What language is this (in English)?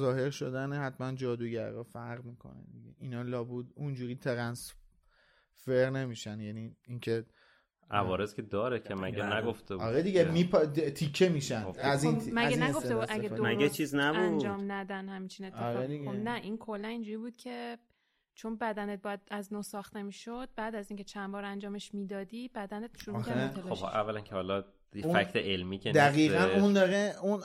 Persian